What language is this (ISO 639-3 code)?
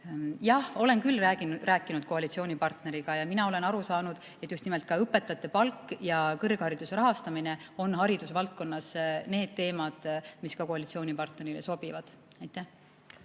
est